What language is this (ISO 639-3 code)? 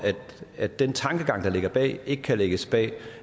dan